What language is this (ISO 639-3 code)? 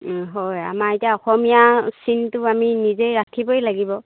asm